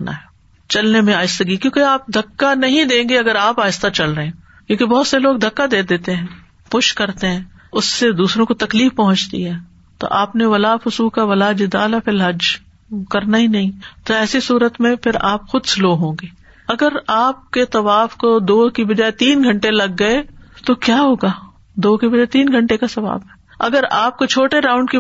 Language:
Urdu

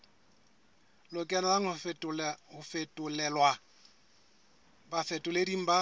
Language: Southern Sotho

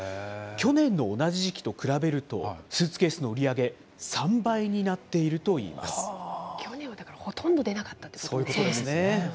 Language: Japanese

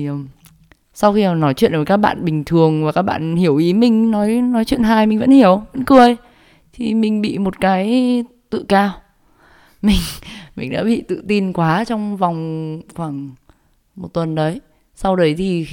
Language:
Vietnamese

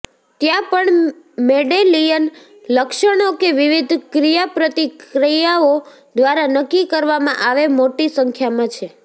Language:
Gujarati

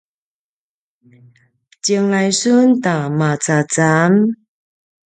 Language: Paiwan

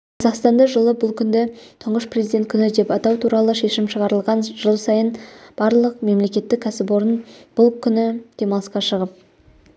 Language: Kazakh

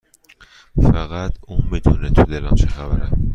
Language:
Persian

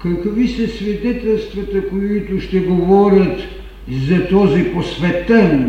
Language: Bulgarian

